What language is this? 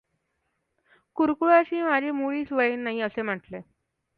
Marathi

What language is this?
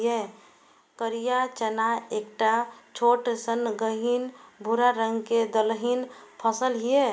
Maithili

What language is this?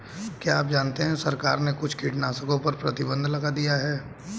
Hindi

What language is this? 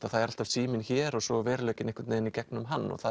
Icelandic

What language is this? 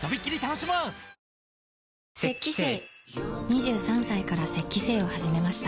Japanese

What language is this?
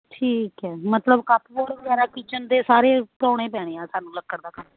Punjabi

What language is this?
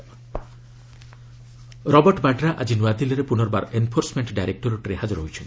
Odia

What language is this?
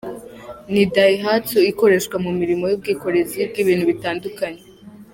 Kinyarwanda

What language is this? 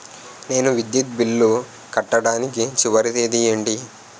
Telugu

